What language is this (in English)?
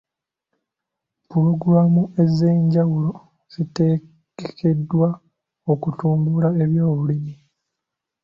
Ganda